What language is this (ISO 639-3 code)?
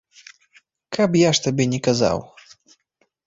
bel